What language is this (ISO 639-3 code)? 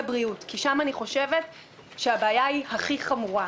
heb